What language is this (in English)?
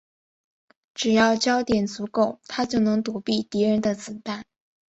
Chinese